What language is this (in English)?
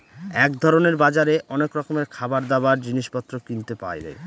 Bangla